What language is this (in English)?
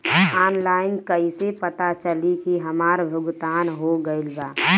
Bhojpuri